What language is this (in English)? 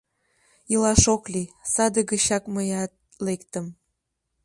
Mari